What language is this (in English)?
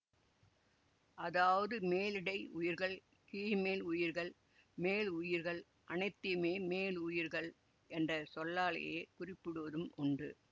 Tamil